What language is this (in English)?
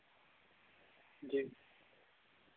Dogri